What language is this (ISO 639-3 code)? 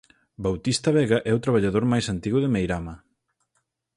glg